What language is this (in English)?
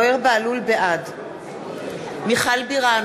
Hebrew